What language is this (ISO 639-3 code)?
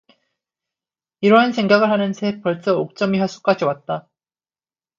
kor